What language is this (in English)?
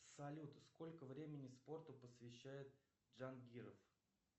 Russian